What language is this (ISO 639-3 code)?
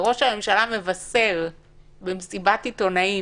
heb